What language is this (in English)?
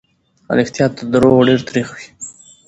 Pashto